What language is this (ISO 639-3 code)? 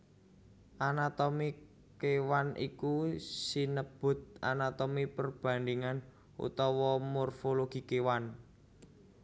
jav